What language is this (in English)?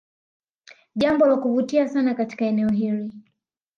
Swahili